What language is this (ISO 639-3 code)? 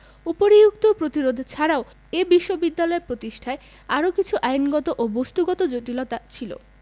ben